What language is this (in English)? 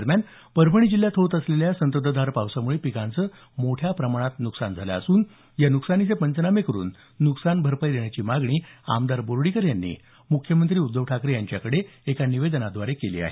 Marathi